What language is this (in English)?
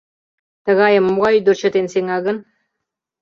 Mari